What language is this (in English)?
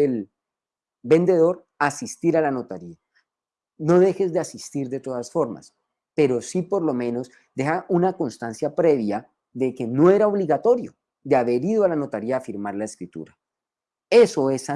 Spanish